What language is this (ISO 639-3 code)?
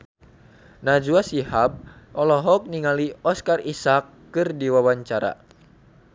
sun